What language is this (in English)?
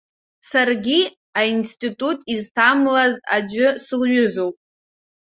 Abkhazian